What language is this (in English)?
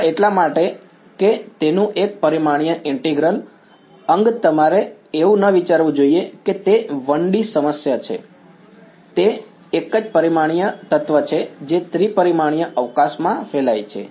Gujarati